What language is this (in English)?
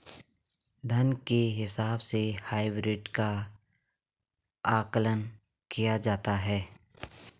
Hindi